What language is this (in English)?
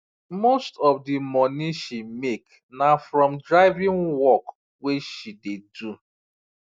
Nigerian Pidgin